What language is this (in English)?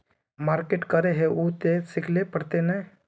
Magahi